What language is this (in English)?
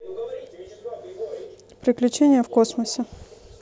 Russian